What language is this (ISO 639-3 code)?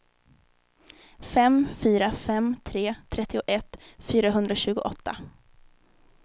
swe